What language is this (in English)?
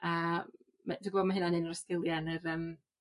Welsh